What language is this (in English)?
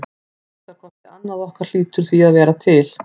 Icelandic